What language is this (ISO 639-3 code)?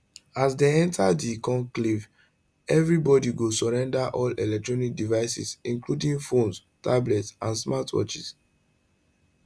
pcm